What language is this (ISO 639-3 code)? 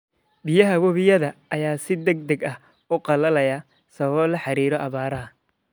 som